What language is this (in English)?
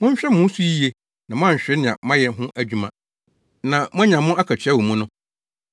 Akan